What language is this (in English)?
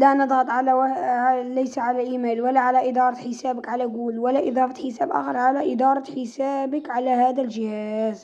Arabic